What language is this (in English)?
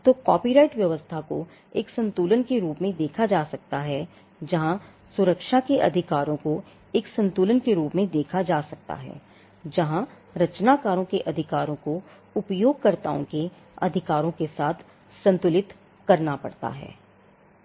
Hindi